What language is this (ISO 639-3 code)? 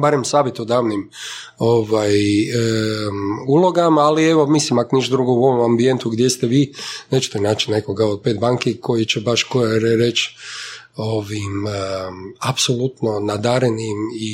hrv